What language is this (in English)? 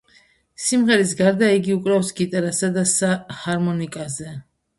Georgian